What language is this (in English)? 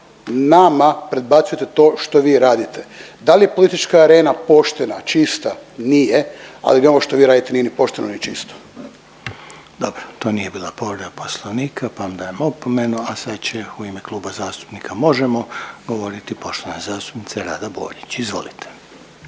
Croatian